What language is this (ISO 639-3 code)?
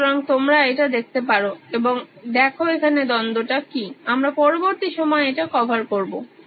ben